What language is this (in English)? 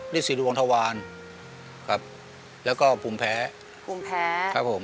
Thai